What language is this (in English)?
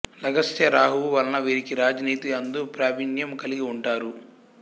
Telugu